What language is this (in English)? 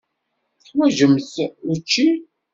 Kabyle